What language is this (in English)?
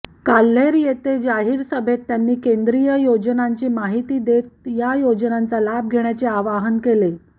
Marathi